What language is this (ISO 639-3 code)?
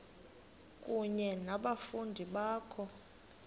xho